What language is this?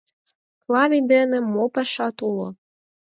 Mari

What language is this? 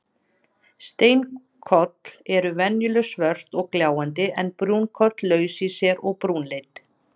Icelandic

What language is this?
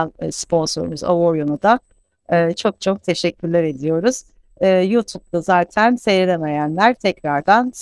Turkish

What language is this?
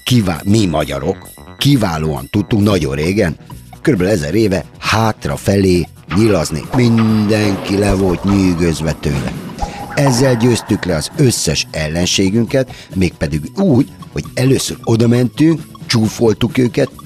Hungarian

